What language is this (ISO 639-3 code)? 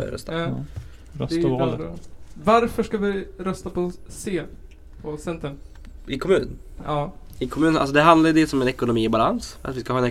swe